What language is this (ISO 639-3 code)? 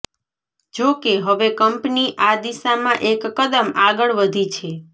guj